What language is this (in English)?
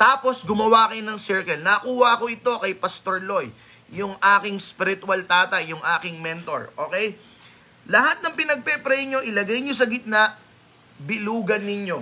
Filipino